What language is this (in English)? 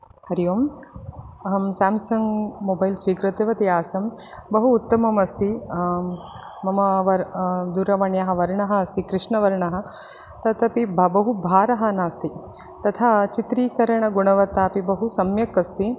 Sanskrit